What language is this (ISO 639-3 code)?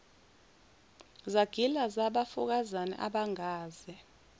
zul